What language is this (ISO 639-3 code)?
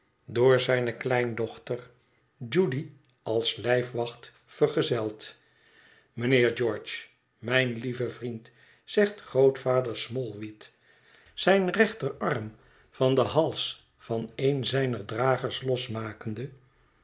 nld